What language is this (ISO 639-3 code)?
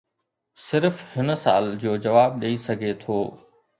snd